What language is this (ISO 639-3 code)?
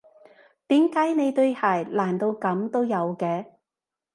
yue